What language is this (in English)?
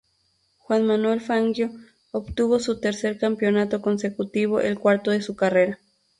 Spanish